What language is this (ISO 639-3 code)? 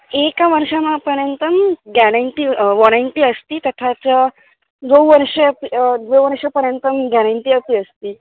san